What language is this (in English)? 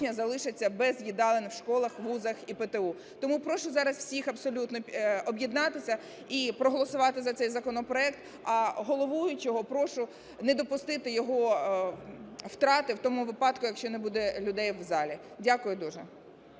Ukrainian